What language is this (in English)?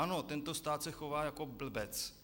Czech